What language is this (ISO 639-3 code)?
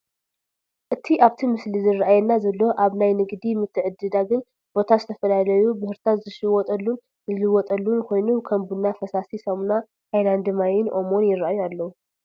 tir